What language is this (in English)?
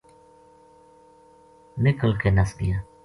Gujari